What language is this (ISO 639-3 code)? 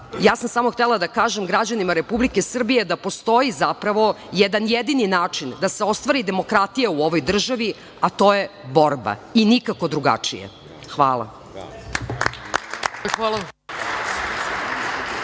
srp